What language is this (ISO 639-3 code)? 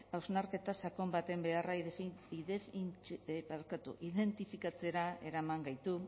eus